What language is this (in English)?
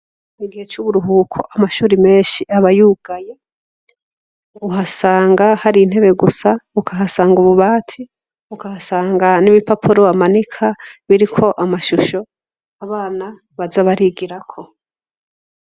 Rundi